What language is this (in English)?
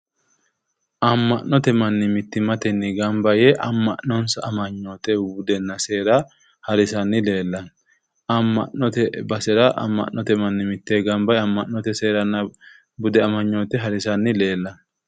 Sidamo